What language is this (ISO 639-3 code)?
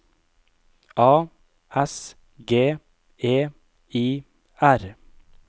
nor